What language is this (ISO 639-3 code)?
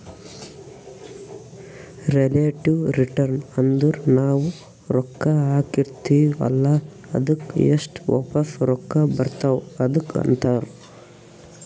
kan